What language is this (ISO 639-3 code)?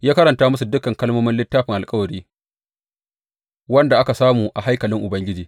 hau